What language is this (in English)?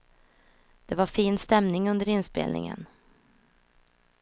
Swedish